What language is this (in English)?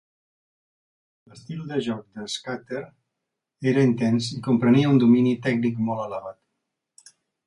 Catalan